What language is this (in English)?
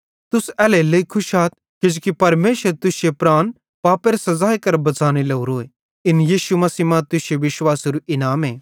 Bhadrawahi